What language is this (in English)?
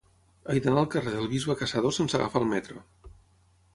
Catalan